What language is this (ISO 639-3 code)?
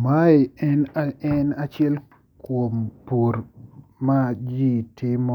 luo